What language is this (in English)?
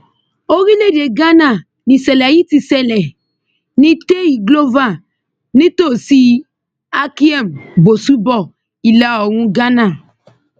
Yoruba